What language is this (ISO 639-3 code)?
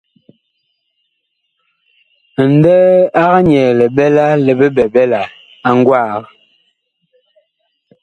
bkh